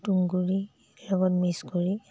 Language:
Assamese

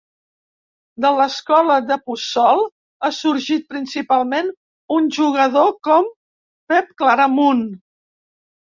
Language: Catalan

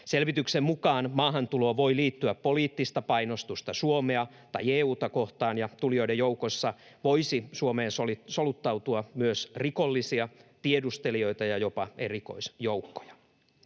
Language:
Finnish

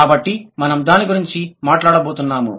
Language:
Telugu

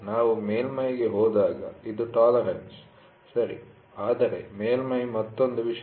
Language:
Kannada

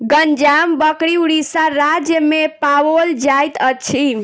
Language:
Maithili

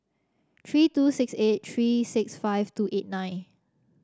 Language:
English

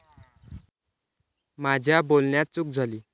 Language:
Marathi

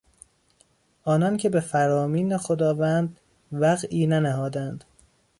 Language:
Persian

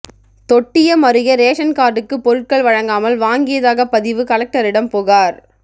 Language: Tamil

